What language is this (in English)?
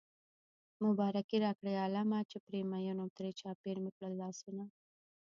Pashto